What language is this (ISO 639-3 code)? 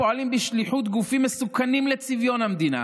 heb